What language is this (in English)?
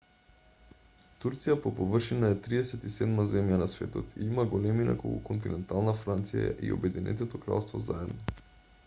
Macedonian